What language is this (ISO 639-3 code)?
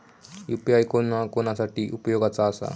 mar